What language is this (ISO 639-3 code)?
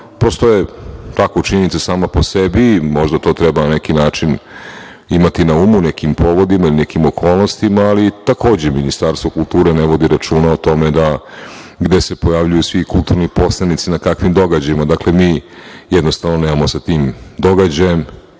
srp